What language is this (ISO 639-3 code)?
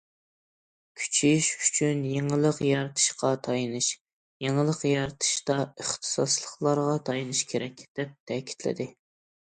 uig